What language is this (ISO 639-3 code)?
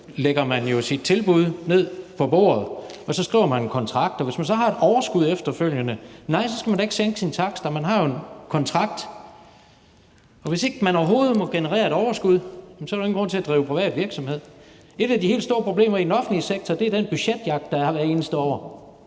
dan